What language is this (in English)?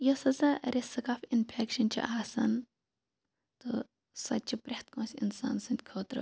Kashmiri